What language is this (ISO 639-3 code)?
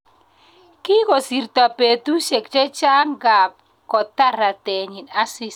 kln